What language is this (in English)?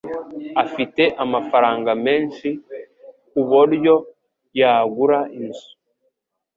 Kinyarwanda